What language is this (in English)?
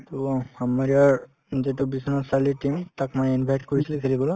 Assamese